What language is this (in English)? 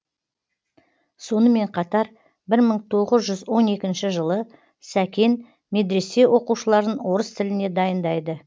Kazakh